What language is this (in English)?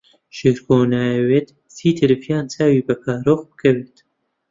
Central Kurdish